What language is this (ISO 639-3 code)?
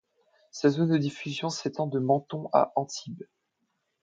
fra